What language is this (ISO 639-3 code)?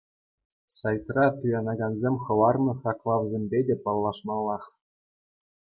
chv